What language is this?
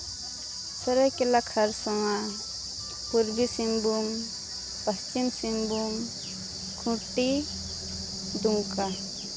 Santali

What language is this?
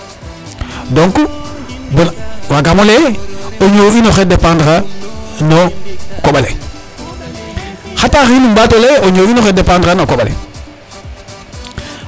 Serer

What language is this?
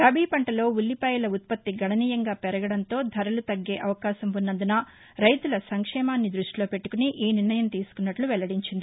Telugu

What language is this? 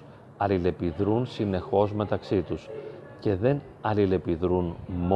Greek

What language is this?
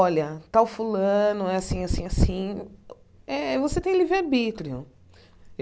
Portuguese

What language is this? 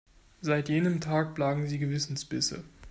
German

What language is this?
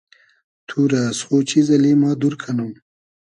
Hazaragi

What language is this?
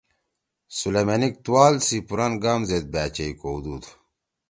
Torwali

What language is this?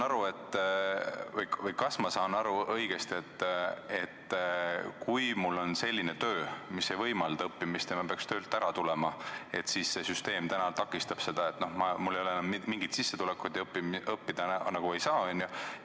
Estonian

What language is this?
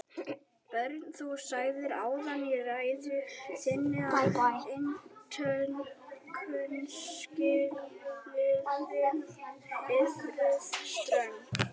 Icelandic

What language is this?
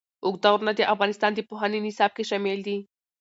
Pashto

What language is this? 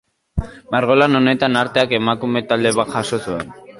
Basque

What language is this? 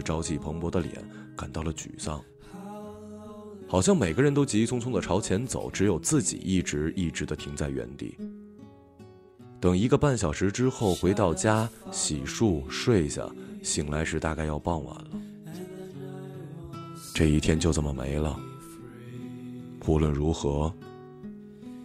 Chinese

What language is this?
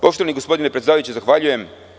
Serbian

